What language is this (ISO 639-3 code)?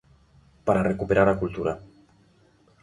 glg